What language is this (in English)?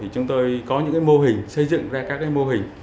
Vietnamese